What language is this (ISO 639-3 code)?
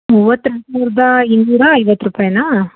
kan